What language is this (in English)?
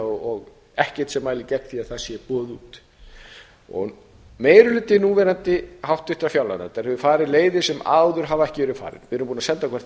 Icelandic